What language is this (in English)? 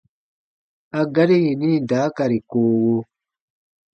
Baatonum